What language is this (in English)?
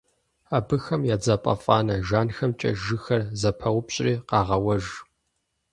Kabardian